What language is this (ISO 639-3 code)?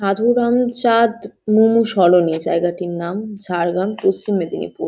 ben